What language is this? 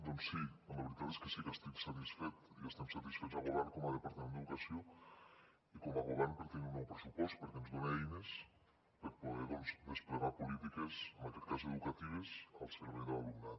Catalan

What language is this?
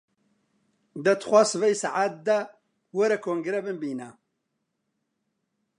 Central Kurdish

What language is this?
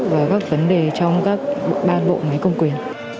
Vietnamese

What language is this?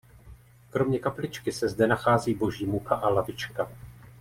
Czech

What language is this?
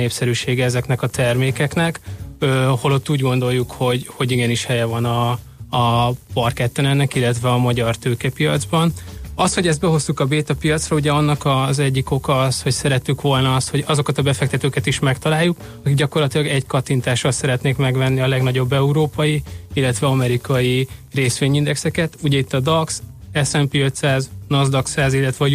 Hungarian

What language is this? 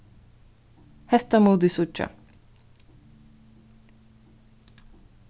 Faroese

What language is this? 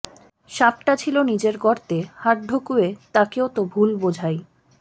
Bangla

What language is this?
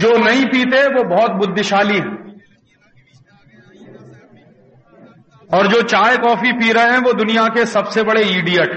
Hindi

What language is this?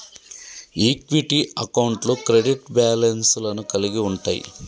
Telugu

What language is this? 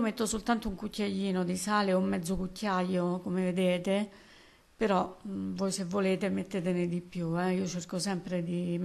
Italian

